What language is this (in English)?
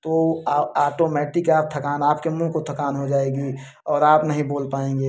Hindi